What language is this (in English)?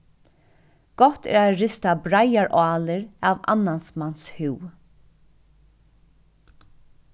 Faroese